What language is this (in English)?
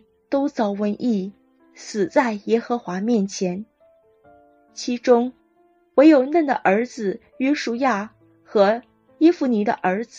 Chinese